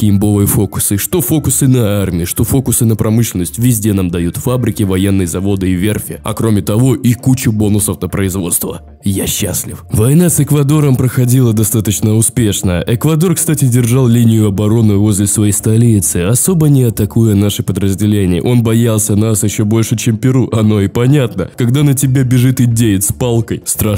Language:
Russian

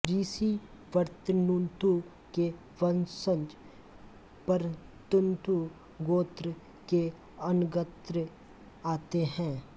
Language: Hindi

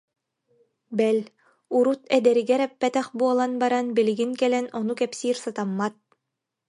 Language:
Yakut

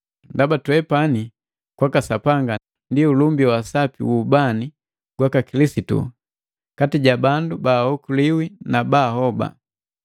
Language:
Matengo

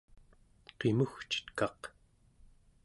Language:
Central Yupik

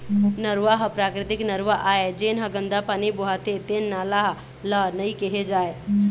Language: Chhattisgarhi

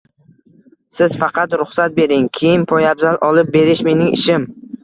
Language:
Uzbek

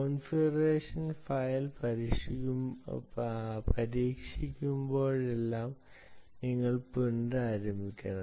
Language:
Malayalam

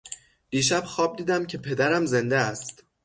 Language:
Persian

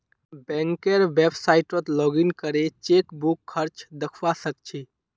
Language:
Magahi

